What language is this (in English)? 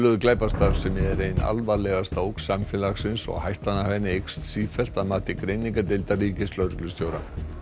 Icelandic